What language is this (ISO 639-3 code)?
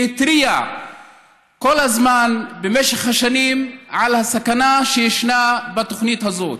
heb